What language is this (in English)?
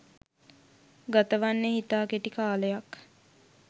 Sinhala